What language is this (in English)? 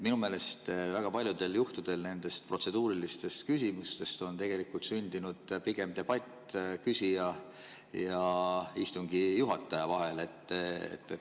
Estonian